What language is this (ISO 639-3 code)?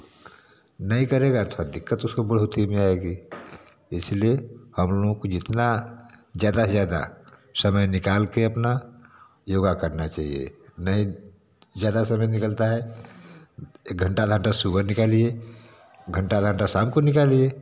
hin